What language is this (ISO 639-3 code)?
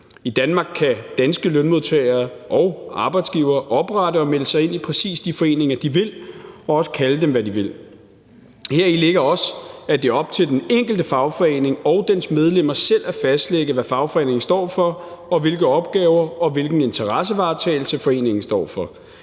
dan